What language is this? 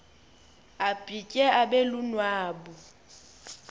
Xhosa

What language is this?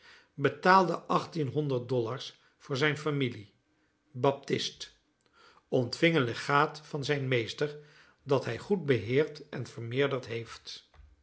Dutch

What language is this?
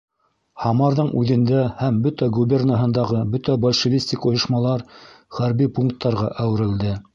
Bashkir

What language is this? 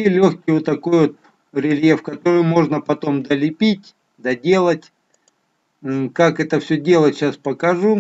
Russian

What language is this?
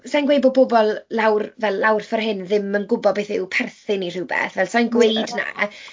Welsh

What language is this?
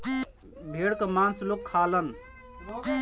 Bhojpuri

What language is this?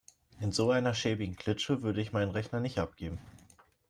German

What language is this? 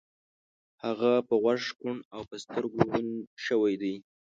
Pashto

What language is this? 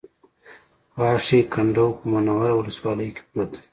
Pashto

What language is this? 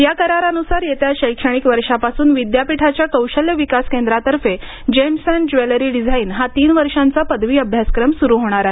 Marathi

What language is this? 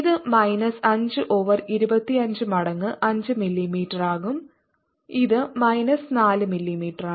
Malayalam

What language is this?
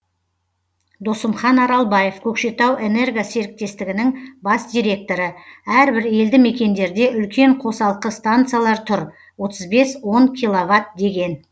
Kazakh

